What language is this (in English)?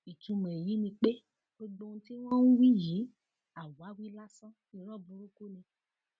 Yoruba